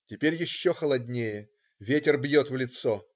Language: Russian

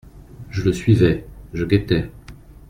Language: French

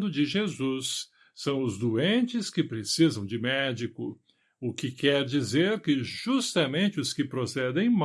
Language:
Portuguese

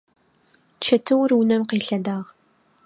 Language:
Adyghe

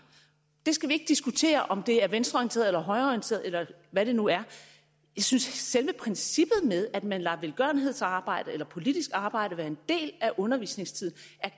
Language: Danish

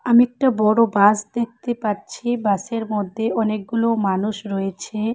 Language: Bangla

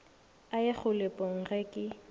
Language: Northern Sotho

